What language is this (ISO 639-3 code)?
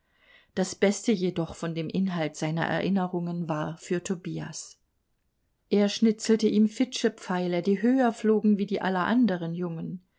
deu